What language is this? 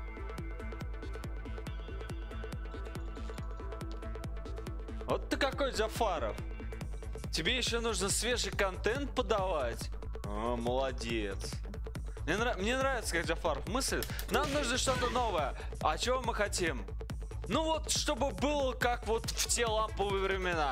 Russian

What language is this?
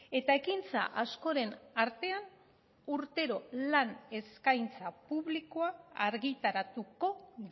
Basque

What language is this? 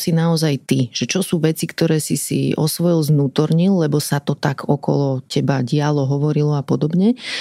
Slovak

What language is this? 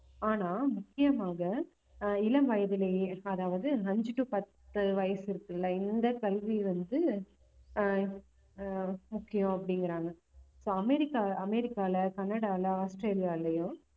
Tamil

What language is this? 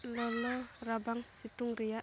Santali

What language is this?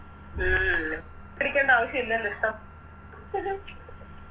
Malayalam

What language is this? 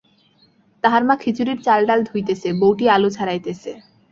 Bangla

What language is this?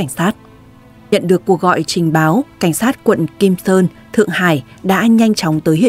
Vietnamese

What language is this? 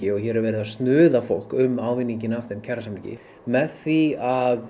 Icelandic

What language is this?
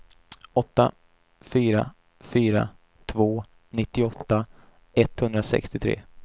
Swedish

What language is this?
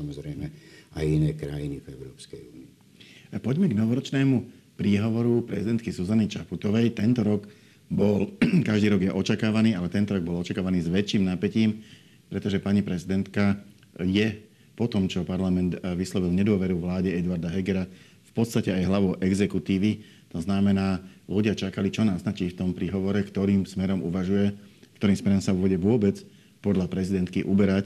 Slovak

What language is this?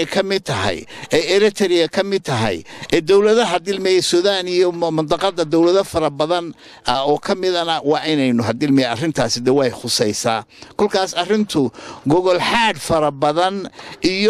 Arabic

